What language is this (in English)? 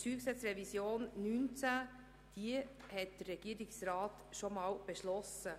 Swiss German